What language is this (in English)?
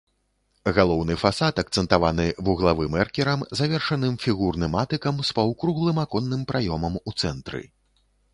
Belarusian